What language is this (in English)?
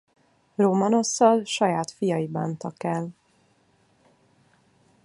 Hungarian